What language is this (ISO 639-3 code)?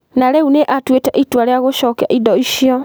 kik